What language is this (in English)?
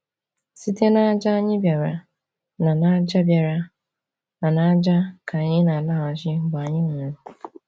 Igbo